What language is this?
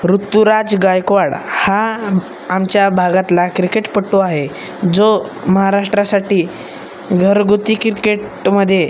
Marathi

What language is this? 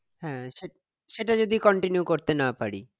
Bangla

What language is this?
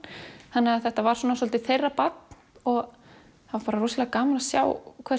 Icelandic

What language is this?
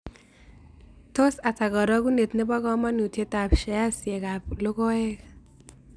Kalenjin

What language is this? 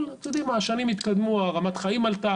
Hebrew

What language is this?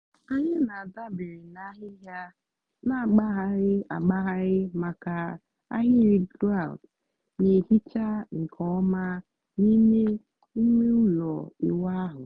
Igbo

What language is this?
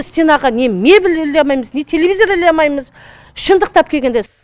Kazakh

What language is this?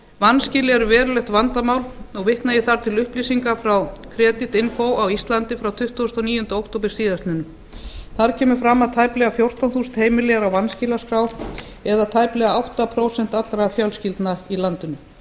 Icelandic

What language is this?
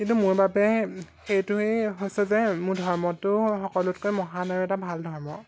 Assamese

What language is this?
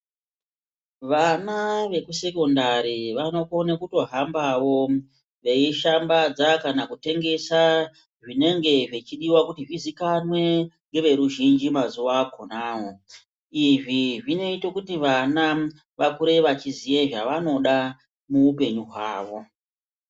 Ndau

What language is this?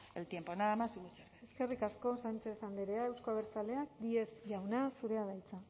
Basque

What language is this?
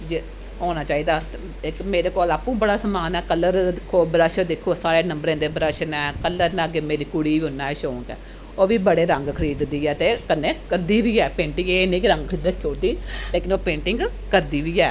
Dogri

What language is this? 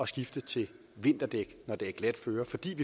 Danish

